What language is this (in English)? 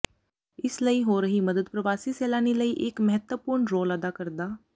Punjabi